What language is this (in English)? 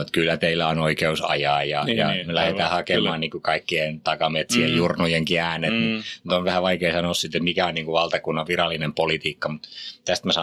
Finnish